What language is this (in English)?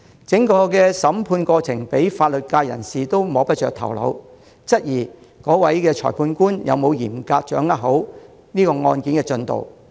Cantonese